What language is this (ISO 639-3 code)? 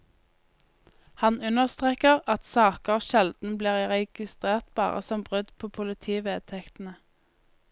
nor